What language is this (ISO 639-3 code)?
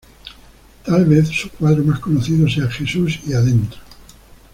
spa